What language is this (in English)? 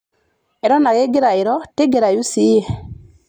Masai